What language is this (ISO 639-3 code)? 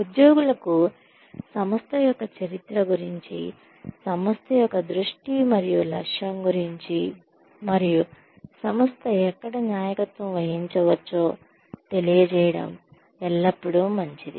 tel